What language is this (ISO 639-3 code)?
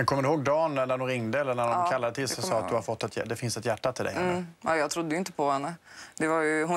swe